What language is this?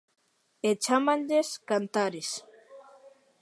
Galician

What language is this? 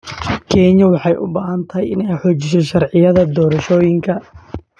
Somali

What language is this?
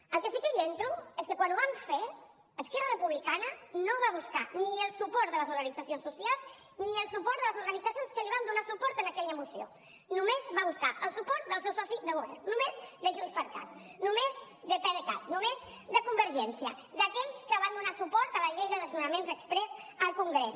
Catalan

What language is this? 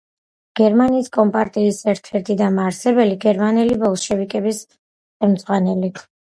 Georgian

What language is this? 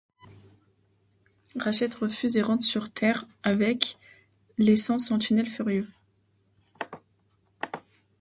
French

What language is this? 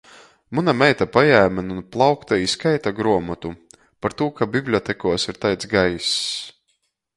Latgalian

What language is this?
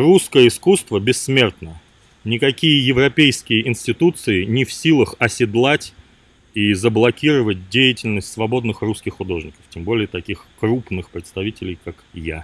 Russian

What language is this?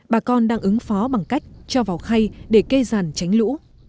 Vietnamese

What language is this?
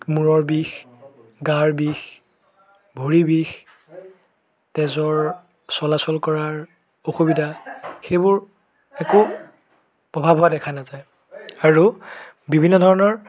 Assamese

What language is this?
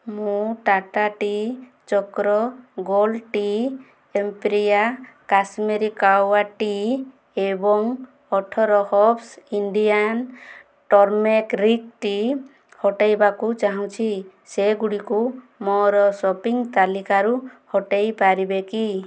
Odia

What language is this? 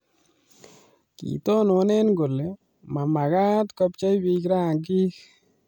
Kalenjin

